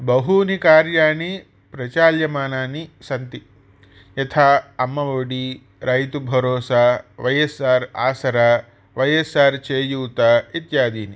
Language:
Sanskrit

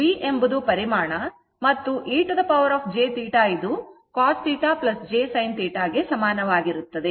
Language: Kannada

